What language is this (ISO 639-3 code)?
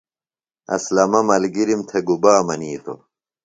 phl